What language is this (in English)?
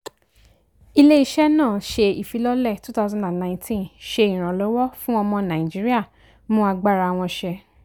Yoruba